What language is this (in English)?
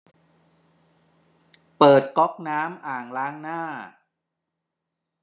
Thai